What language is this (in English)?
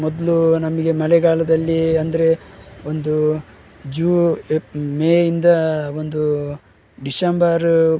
Kannada